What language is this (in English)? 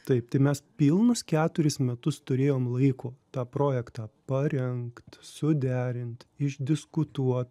Lithuanian